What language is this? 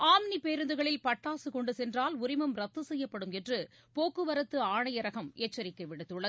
Tamil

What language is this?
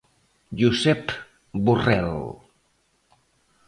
Galician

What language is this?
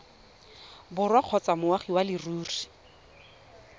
Tswana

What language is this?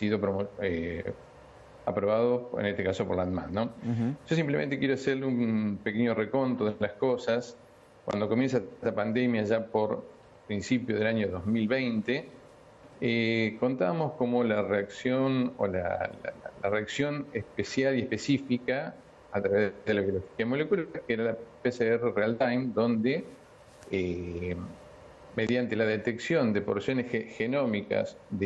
Spanish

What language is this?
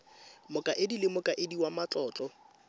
Tswana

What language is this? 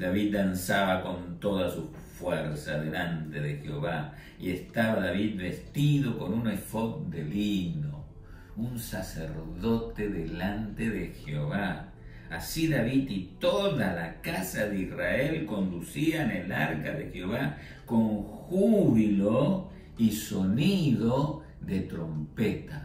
Spanish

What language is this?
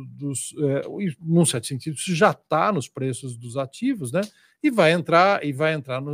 Portuguese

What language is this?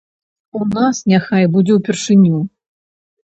Belarusian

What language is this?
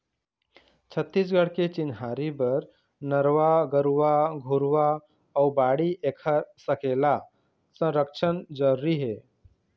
Chhattisgarhi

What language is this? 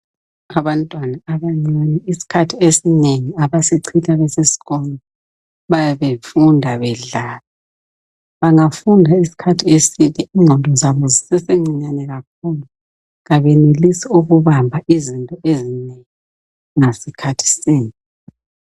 North Ndebele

